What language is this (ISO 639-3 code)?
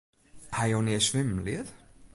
fry